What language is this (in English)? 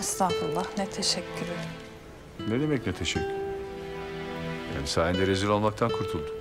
Turkish